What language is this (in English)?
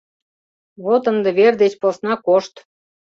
Mari